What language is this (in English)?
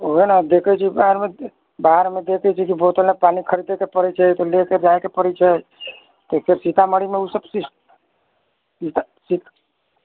Maithili